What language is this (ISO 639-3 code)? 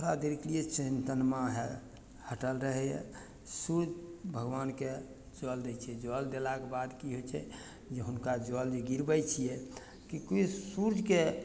mai